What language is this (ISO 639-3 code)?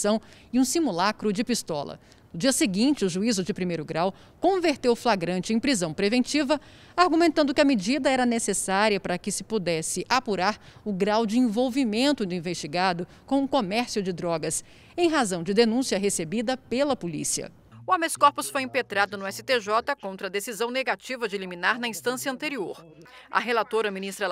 por